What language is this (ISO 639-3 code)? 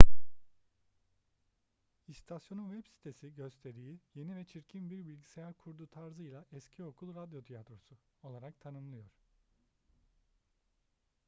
tur